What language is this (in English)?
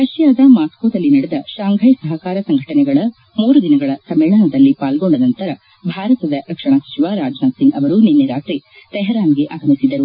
Kannada